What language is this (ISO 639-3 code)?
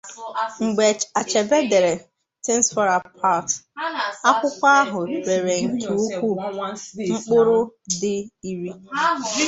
ibo